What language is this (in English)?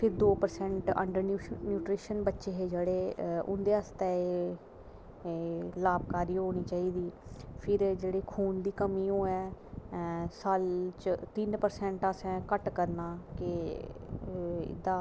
Dogri